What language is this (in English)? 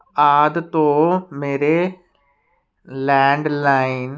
Punjabi